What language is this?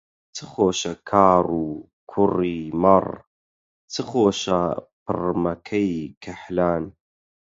Central Kurdish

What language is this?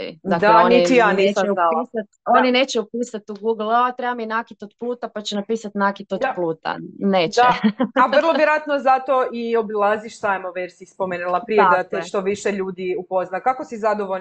Croatian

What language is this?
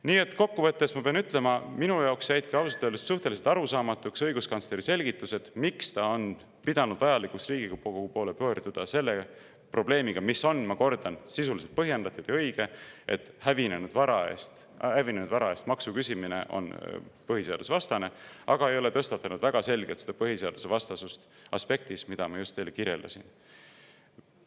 Estonian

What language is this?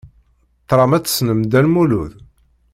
Kabyle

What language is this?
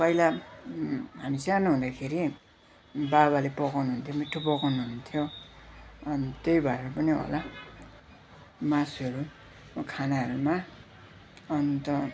Nepali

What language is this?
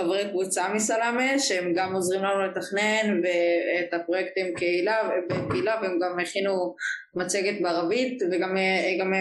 Hebrew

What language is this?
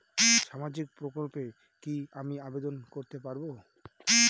Bangla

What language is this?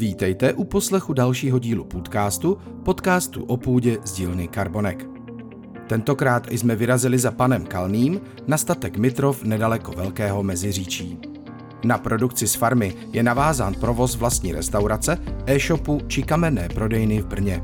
Czech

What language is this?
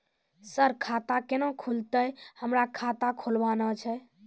Maithili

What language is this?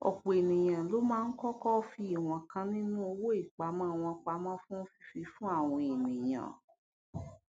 Yoruba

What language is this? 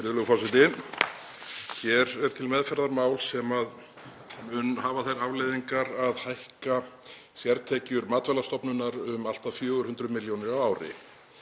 Icelandic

